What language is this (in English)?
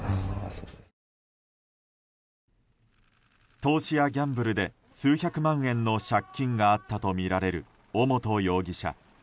Japanese